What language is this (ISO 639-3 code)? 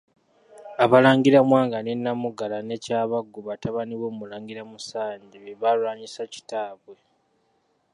lug